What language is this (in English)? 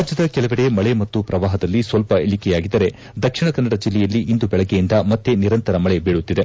Kannada